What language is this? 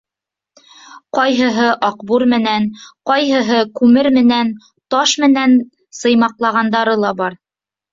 Bashkir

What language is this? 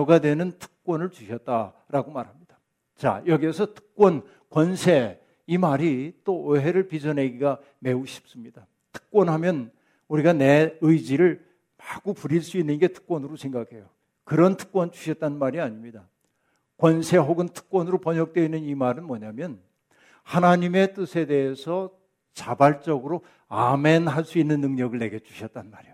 Korean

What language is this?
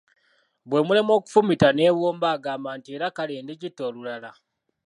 Ganda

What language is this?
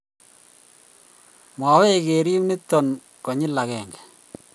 Kalenjin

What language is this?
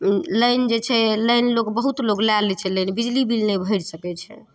Maithili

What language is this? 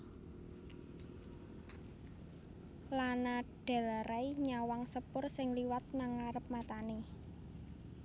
Javanese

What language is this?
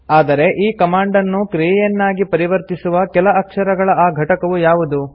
Kannada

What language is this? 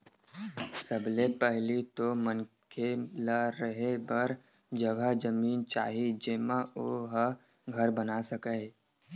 Chhattisgarhi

